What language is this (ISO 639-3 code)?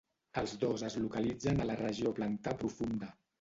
cat